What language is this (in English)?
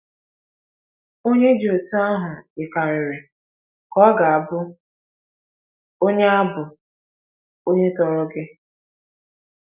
Igbo